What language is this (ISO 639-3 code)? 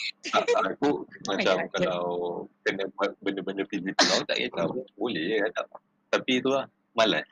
msa